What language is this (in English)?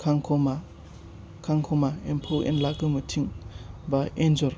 Bodo